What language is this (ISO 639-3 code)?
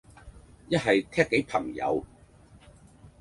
yue